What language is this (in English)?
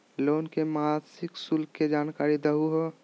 Magahi